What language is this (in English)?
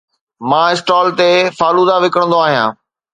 Sindhi